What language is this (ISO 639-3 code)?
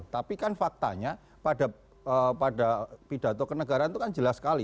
ind